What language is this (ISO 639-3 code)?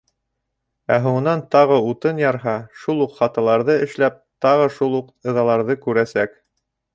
bak